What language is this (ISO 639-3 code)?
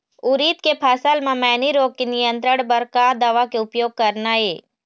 hne